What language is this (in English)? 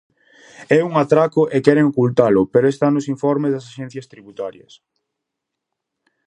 Galician